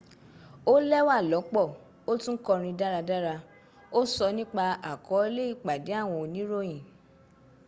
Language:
Yoruba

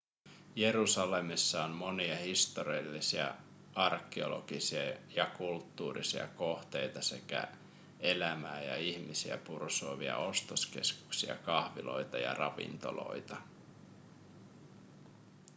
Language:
Finnish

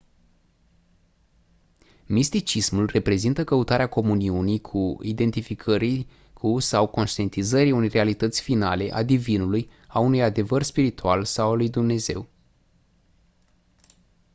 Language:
Romanian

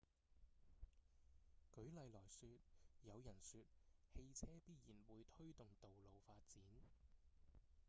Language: Cantonese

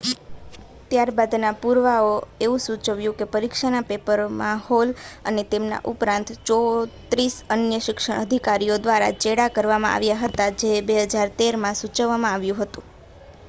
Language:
Gujarati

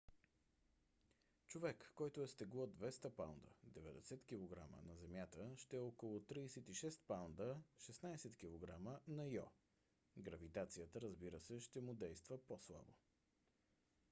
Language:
Bulgarian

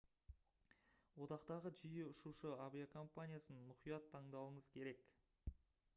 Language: Kazakh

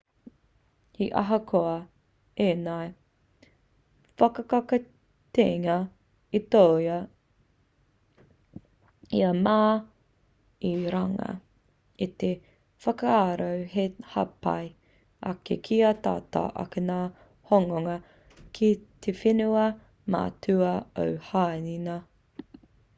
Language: Māori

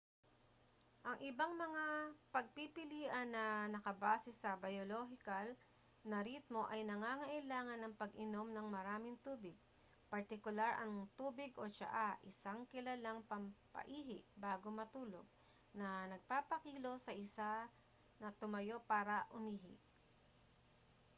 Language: Filipino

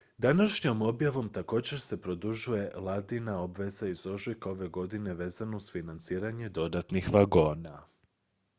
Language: Croatian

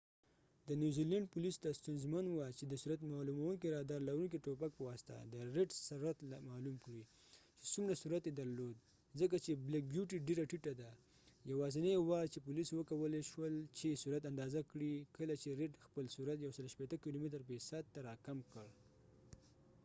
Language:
Pashto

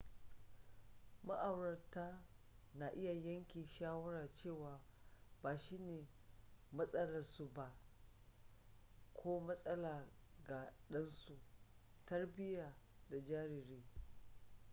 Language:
Hausa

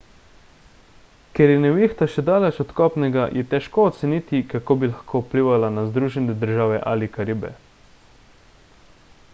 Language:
Slovenian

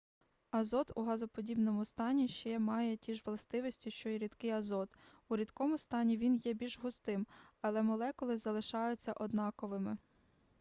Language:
Ukrainian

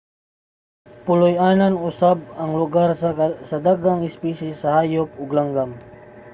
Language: Cebuano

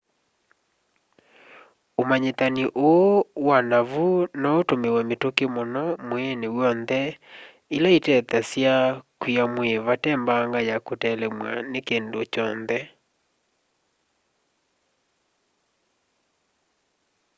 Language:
Kamba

